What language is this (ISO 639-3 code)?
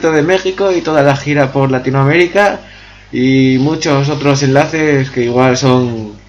spa